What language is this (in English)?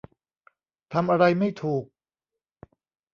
Thai